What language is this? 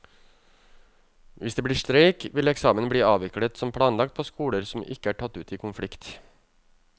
Norwegian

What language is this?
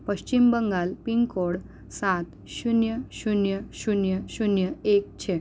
Gujarati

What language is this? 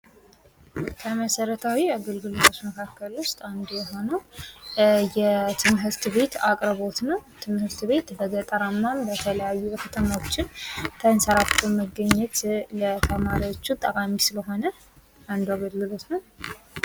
Amharic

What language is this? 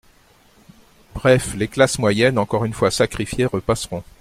French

